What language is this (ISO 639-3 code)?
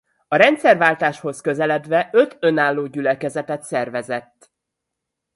hun